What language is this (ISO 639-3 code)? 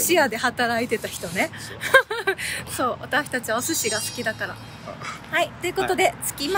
jpn